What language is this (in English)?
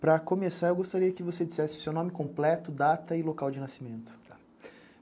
Portuguese